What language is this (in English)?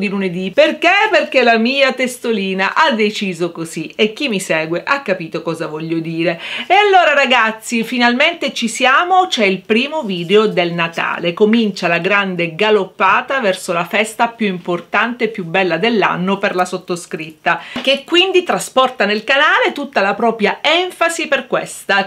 Italian